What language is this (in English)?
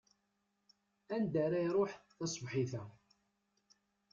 Kabyle